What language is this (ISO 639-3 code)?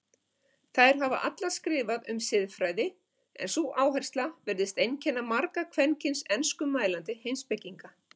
isl